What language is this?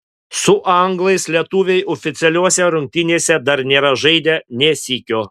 Lithuanian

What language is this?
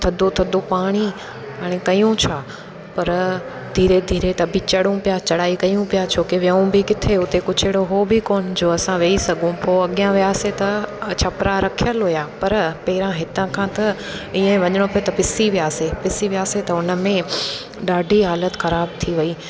Sindhi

